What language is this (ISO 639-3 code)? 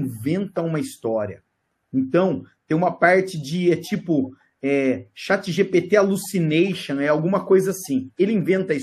por